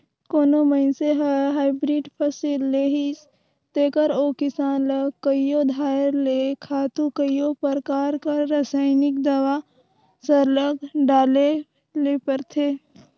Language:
Chhattisgarhi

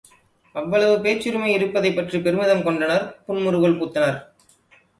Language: Tamil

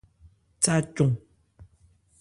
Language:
Ebrié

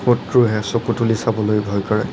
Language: Assamese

